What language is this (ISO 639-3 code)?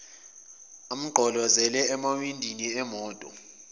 zul